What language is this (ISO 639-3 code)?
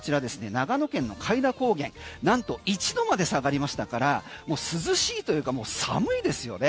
jpn